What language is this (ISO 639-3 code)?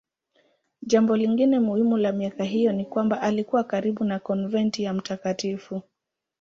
swa